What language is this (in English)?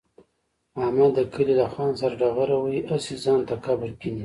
Pashto